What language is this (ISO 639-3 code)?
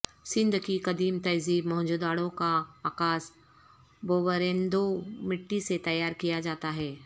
urd